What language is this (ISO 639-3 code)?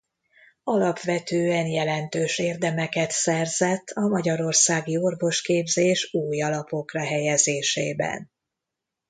hun